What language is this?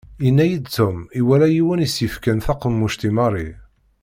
Kabyle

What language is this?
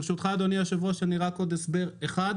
Hebrew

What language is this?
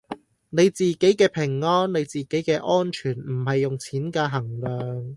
Cantonese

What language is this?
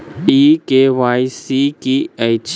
Maithili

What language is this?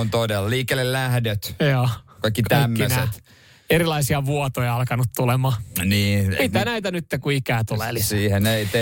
Finnish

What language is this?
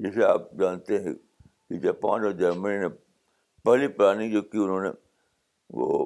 Urdu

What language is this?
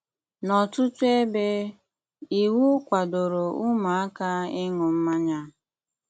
Igbo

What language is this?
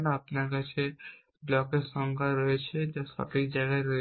Bangla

